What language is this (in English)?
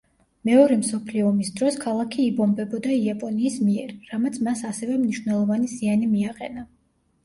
Georgian